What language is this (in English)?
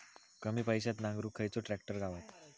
Marathi